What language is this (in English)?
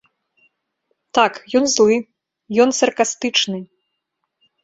Belarusian